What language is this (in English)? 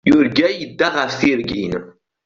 Kabyle